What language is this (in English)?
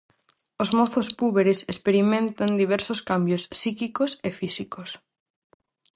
Galician